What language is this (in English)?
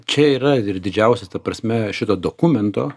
Lithuanian